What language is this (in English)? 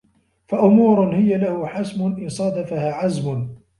Arabic